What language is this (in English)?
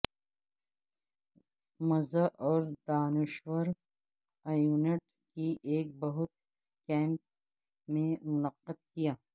Urdu